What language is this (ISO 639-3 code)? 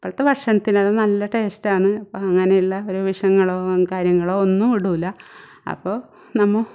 mal